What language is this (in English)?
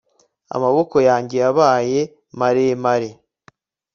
Kinyarwanda